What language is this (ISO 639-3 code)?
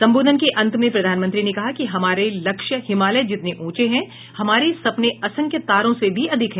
hin